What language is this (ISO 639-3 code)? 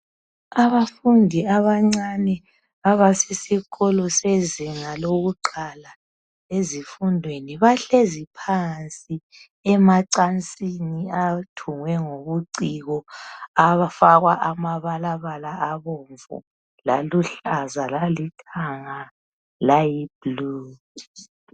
nde